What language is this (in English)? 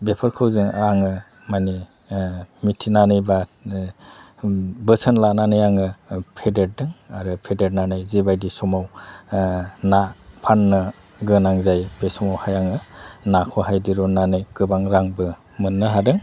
Bodo